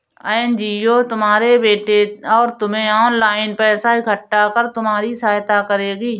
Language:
Hindi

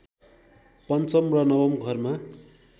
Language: Nepali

